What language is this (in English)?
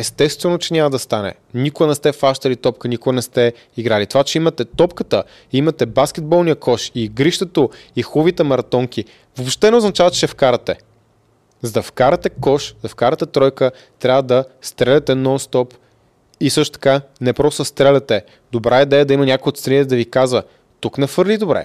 Bulgarian